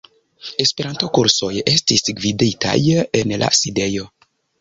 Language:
Esperanto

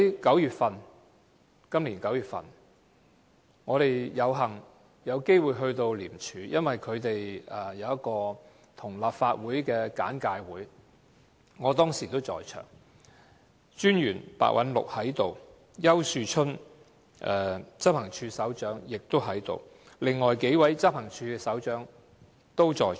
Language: Cantonese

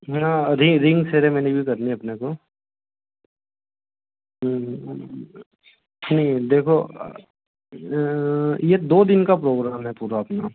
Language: Hindi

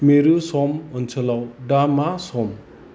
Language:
Bodo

